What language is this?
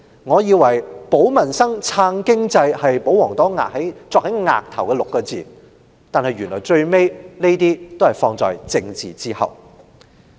Cantonese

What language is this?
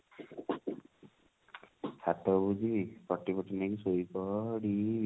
Odia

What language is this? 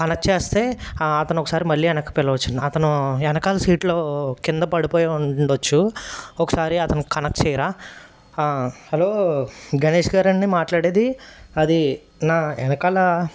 Telugu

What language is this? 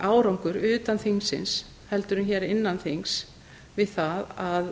Icelandic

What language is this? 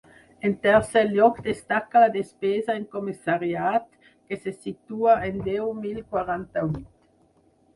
Catalan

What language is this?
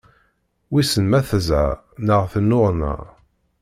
Kabyle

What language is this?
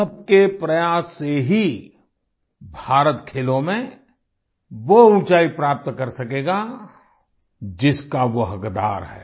Hindi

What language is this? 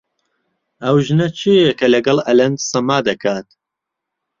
Central Kurdish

